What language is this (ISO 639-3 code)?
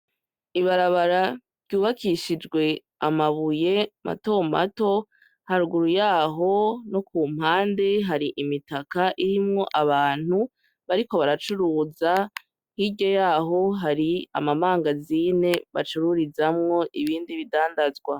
run